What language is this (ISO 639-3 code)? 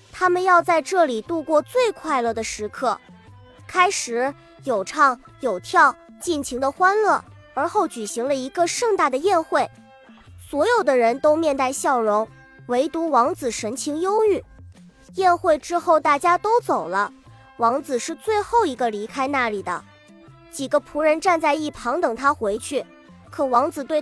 zho